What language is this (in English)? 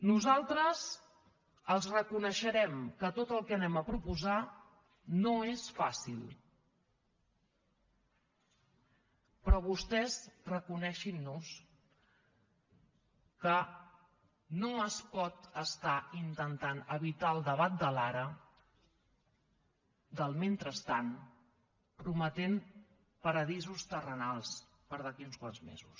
Catalan